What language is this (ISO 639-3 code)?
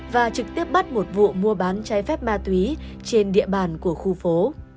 vie